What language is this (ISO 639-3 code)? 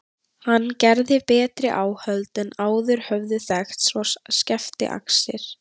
isl